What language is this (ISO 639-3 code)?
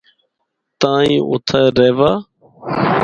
hno